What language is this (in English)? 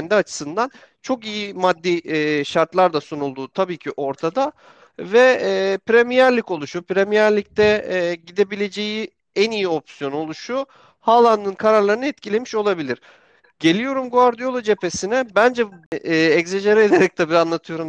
Turkish